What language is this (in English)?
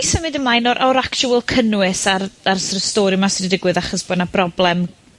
Welsh